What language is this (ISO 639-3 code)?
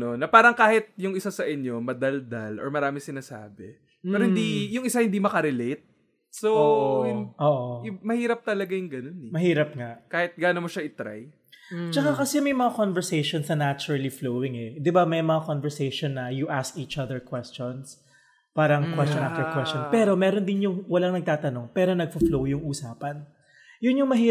fil